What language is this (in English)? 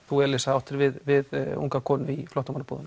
Icelandic